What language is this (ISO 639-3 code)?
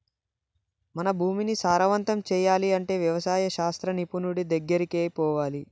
tel